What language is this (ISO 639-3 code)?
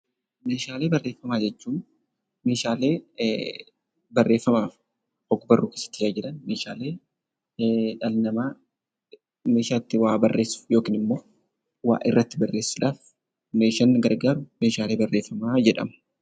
orm